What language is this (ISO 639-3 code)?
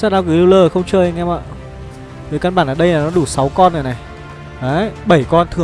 vie